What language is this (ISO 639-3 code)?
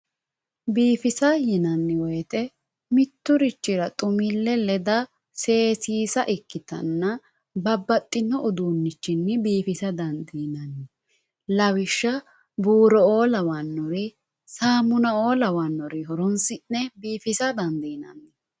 sid